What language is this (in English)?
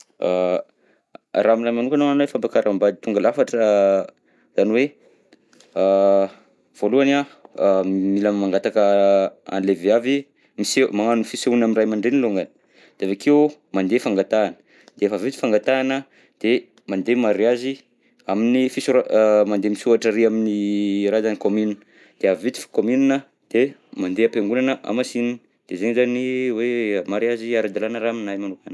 Southern Betsimisaraka Malagasy